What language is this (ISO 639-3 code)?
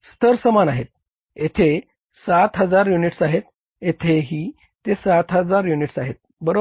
mar